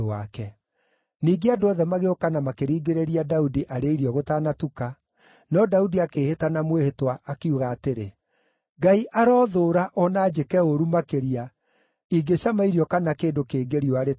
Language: Kikuyu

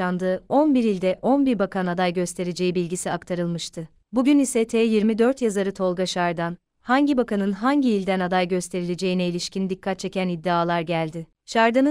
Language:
Turkish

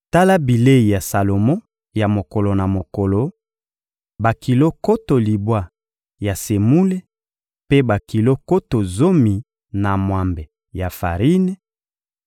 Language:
Lingala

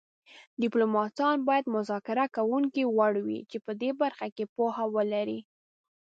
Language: Pashto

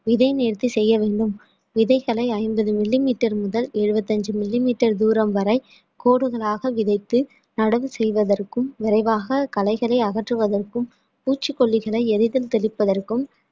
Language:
Tamil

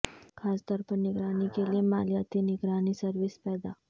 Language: Urdu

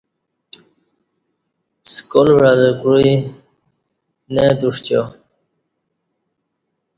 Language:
Kati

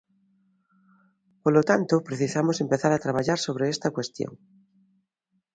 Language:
Galician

